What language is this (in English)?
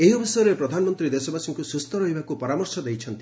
Odia